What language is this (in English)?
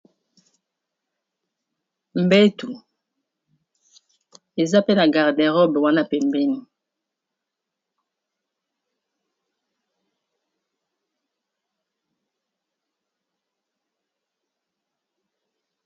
Lingala